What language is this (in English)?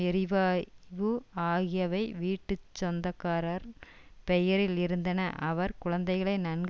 Tamil